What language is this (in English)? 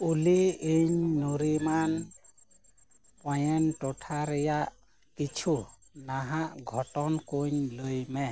Santali